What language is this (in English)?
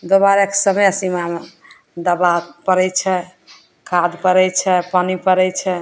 Maithili